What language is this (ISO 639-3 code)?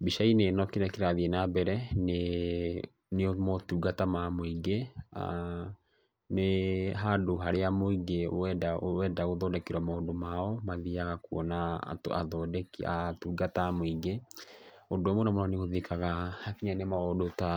kik